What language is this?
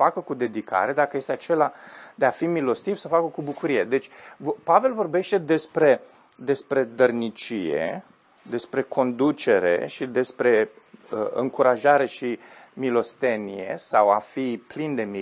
Romanian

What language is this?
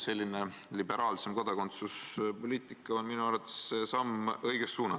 Estonian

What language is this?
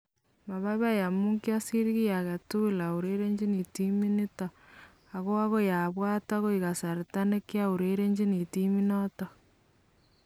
Kalenjin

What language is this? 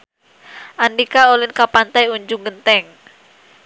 Sundanese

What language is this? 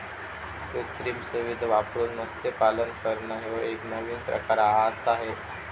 Marathi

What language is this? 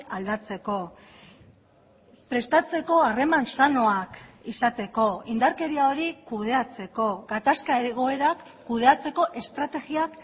Basque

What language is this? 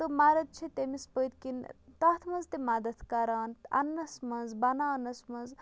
Kashmiri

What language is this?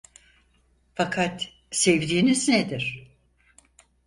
Turkish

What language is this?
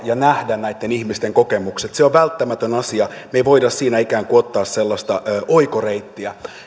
Finnish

